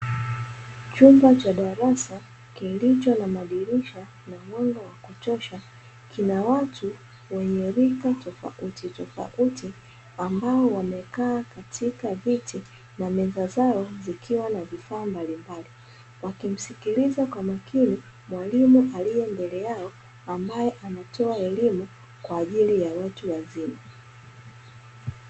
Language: Swahili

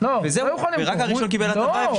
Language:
Hebrew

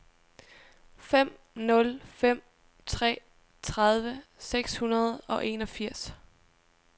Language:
Danish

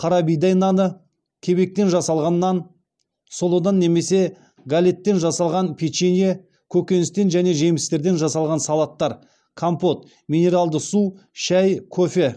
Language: Kazakh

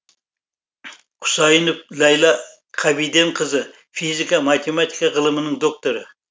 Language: Kazakh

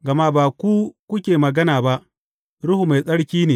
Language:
Hausa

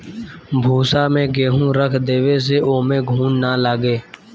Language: Bhojpuri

